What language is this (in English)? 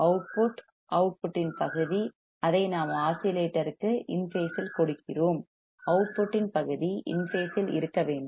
Tamil